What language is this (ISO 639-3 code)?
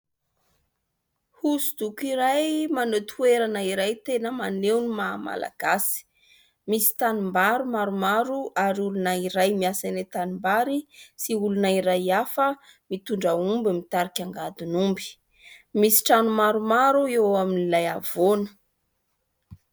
mlg